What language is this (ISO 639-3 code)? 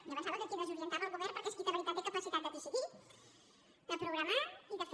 cat